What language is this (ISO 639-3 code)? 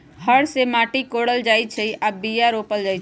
mag